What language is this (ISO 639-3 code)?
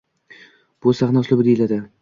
uzb